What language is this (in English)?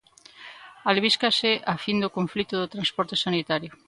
Galician